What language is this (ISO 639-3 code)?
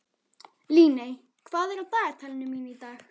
isl